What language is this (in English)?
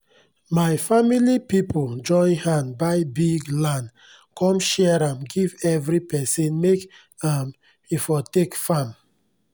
Nigerian Pidgin